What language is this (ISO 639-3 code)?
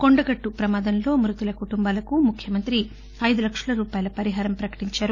tel